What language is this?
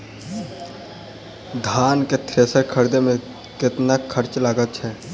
Maithili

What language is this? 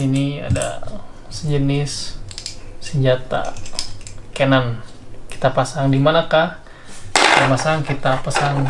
Indonesian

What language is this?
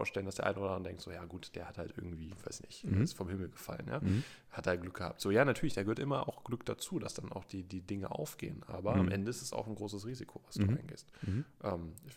German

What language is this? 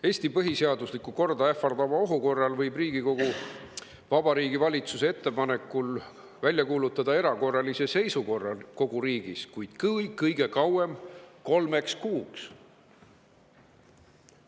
Estonian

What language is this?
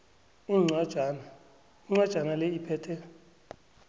South Ndebele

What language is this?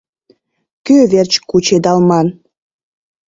Mari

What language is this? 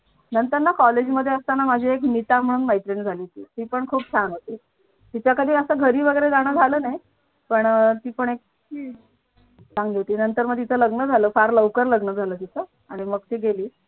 Marathi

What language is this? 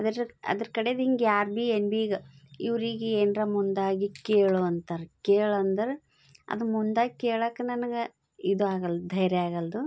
Kannada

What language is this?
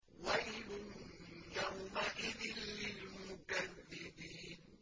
Arabic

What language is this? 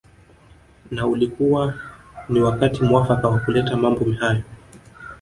Swahili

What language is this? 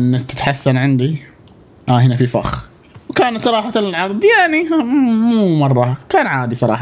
Arabic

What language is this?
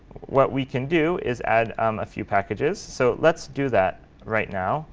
English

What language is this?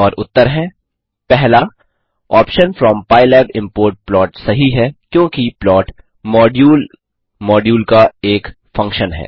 Hindi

